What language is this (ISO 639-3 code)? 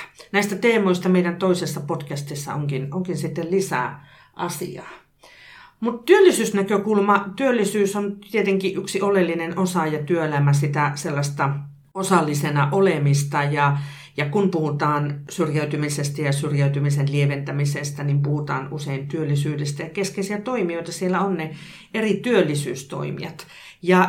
fin